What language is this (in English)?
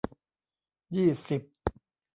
Thai